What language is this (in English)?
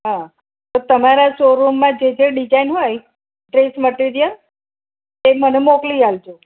Gujarati